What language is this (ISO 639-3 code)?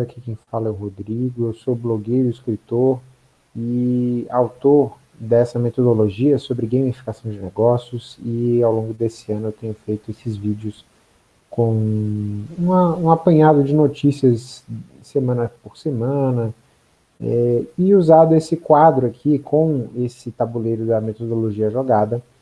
por